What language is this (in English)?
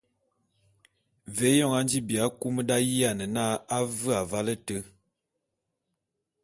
Bulu